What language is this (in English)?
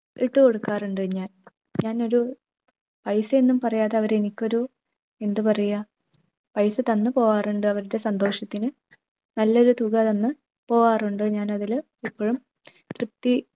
Malayalam